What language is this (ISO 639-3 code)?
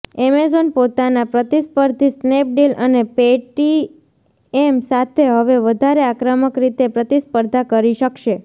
guj